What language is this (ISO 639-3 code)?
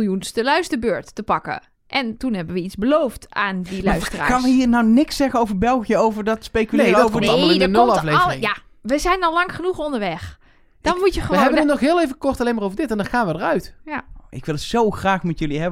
nld